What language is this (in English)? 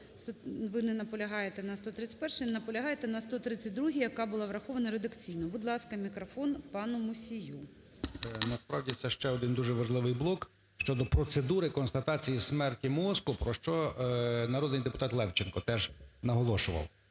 Ukrainian